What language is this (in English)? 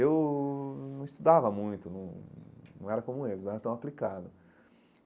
Portuguese